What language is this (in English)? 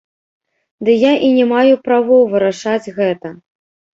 Belarusian